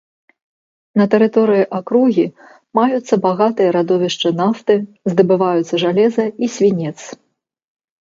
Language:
Belarusian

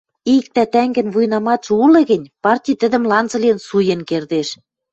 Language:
Western Mari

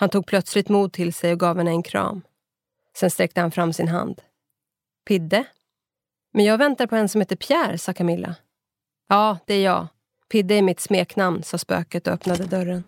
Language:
Swedish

